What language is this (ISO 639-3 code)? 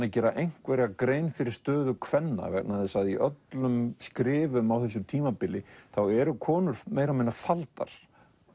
isl